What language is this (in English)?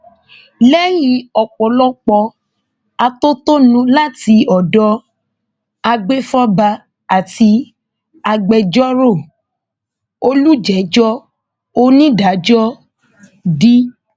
Yoruba